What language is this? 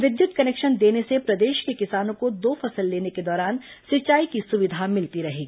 Hindi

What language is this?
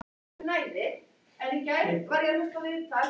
Icelandic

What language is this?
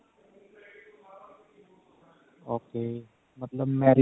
Punjabi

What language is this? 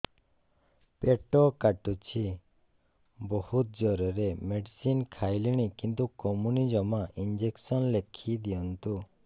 Odia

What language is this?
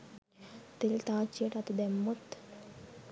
Sinhala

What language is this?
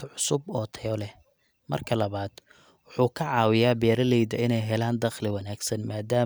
Somali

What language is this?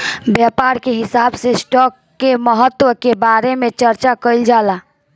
Bhojpuri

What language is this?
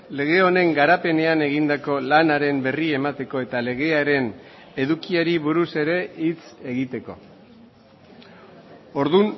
Basque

